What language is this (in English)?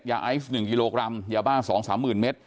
Thai